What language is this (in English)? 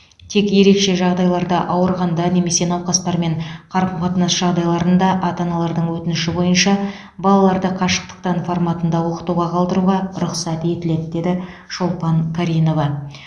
Kazakh